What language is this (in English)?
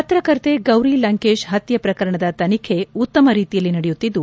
Kannada